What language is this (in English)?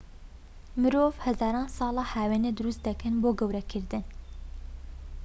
Central Kurdish